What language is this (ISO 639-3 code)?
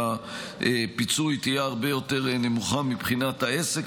heb